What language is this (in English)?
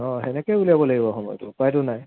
Assamese